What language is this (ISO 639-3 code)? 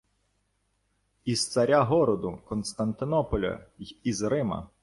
ukr